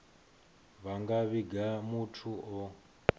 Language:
Venda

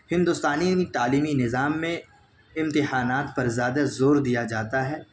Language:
Urdu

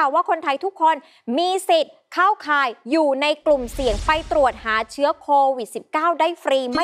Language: Thai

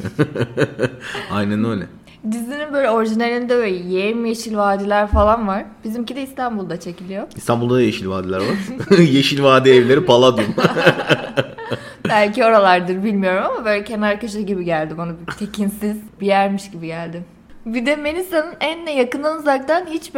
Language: Turkish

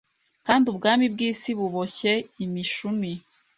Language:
Kinyarwanda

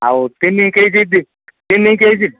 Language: Odia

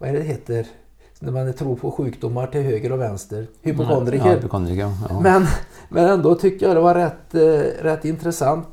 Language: Swedish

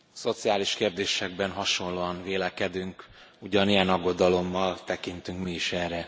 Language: Hungarian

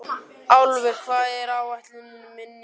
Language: Icelandic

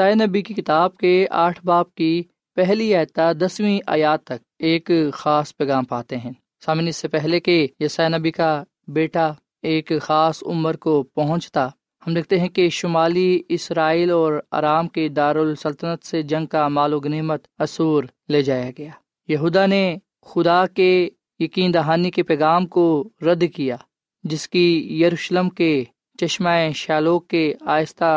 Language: Urdu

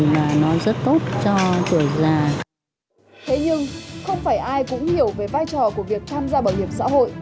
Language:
Vietnamese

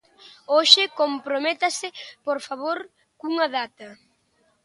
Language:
Galician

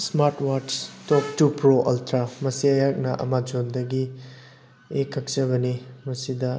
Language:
Manipuri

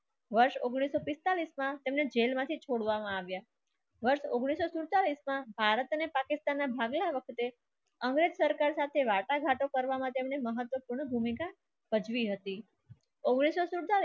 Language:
Gujarati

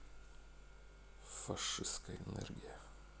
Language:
Russian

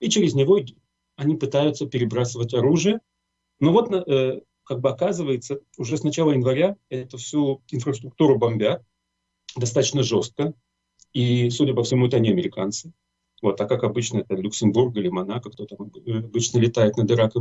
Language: Russian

